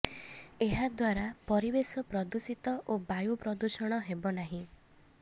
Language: Odia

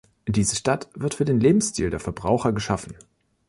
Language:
German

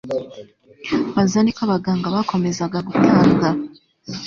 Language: Kinyarwanda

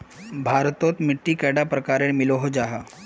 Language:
Magahi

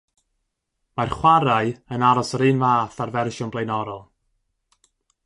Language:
Welsh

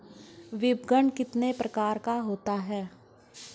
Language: Hindi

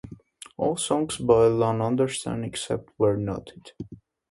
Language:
English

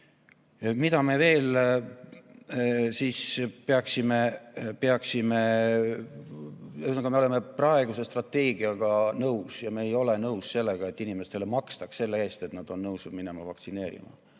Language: Estonian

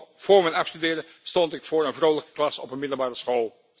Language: Dutch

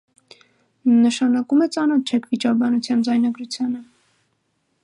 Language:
Armenian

